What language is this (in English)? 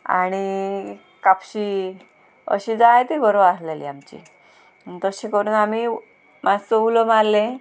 Konkani